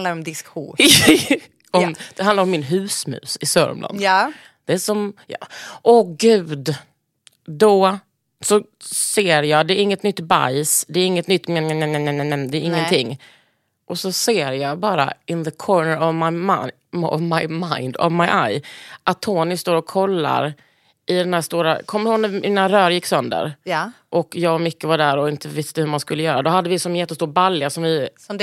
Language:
Swedish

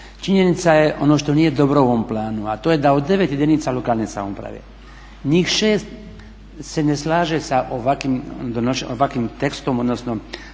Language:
Croatian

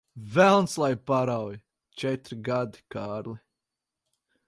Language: Latvian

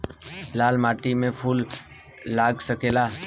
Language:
Bhojpuri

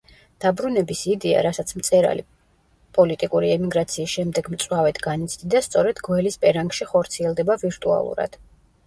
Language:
Georgian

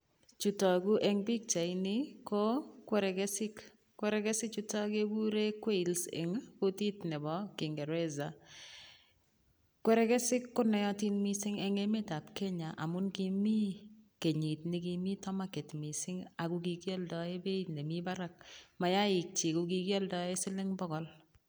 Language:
Kalenjin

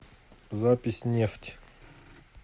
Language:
Russian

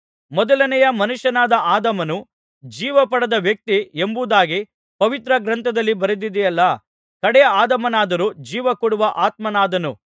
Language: Kannada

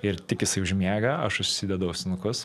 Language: Lithuanian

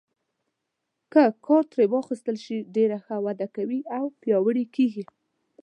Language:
Pashto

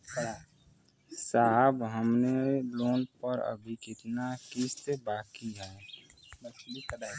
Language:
Bhojpuri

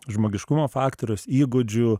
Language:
Lithuanian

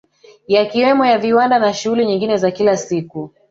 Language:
Swahili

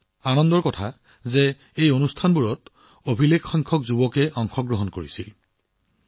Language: Assamese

